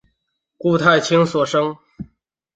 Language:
Chinese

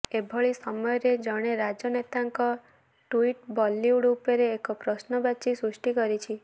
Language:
Odia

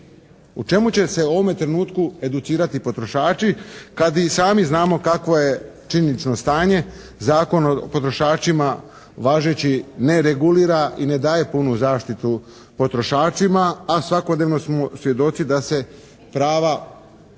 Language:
Croatian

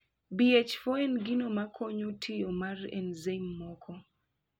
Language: Luo (Kenya and Tanzania)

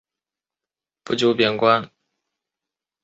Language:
Chinese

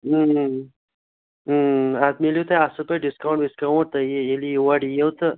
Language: Kashmiri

